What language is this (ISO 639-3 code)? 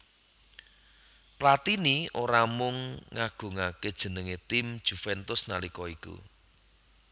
jav